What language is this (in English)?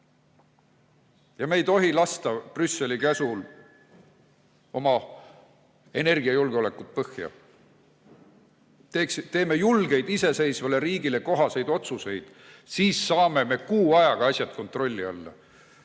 Estonian